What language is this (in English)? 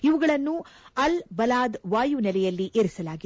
Kannada